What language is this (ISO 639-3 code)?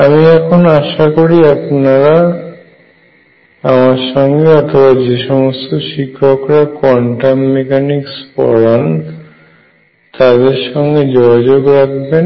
ben